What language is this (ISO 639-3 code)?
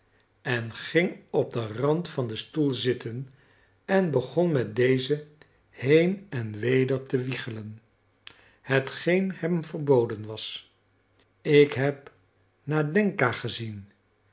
nld